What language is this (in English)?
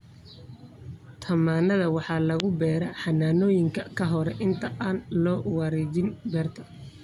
Somali